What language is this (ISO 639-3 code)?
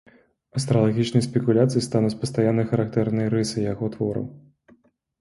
bel